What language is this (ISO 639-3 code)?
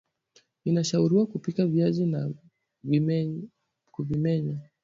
swa